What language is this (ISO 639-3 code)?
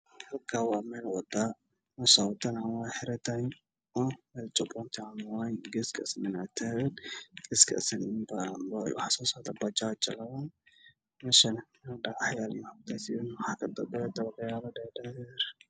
som